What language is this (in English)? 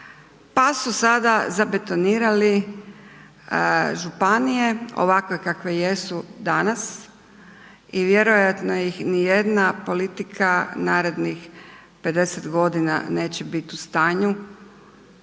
Croatian